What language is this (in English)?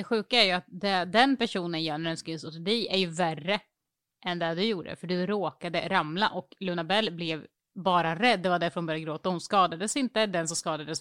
Swedish